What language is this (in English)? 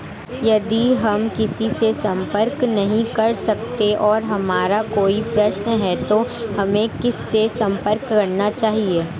Hindi